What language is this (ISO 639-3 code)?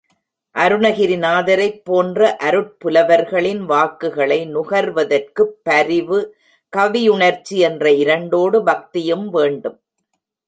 tam